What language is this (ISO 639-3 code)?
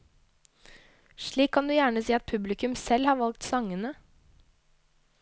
nor